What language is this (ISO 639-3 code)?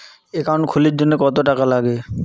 ben